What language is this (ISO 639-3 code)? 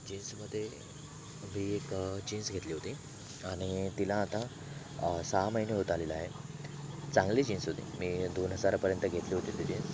mar